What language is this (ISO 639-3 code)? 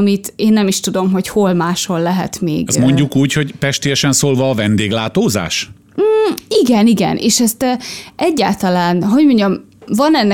hun